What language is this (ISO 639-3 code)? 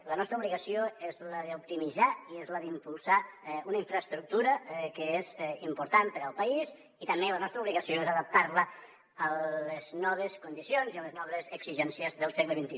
cat